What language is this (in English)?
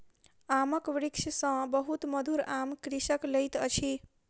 Maithili